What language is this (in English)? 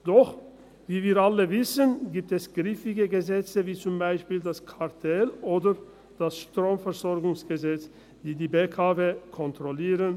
Swiss German